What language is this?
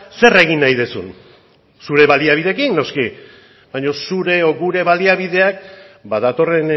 Basque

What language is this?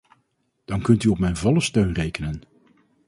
Dutch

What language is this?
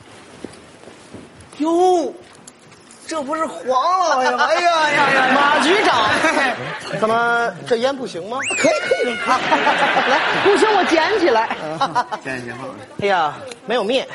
Chinese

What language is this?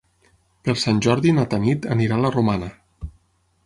Catalan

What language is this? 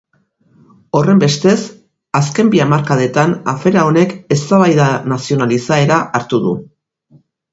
Basque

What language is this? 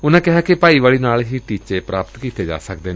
Punjabi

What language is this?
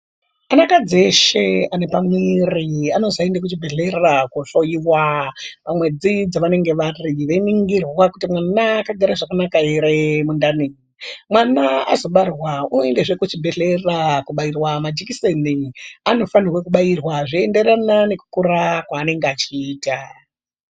Ndau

